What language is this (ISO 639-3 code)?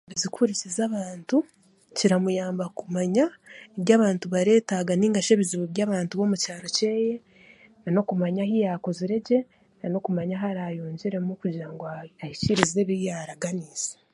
cgg